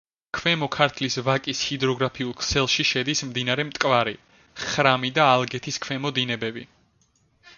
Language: Georgian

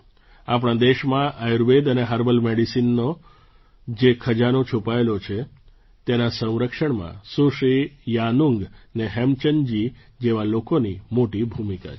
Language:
Gujarati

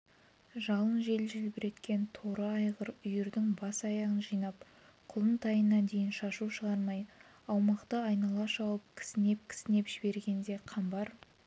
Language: Kazakh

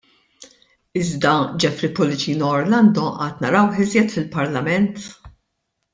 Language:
Maltese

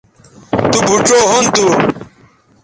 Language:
Bateri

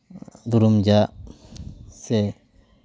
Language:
Santali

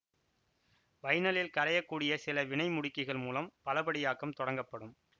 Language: Tamil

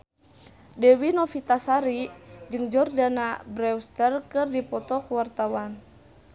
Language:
Sundanese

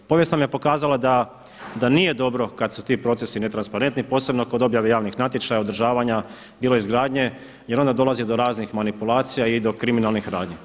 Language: Croatian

